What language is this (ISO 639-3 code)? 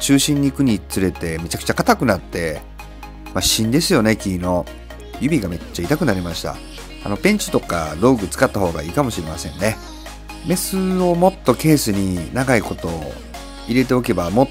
jpn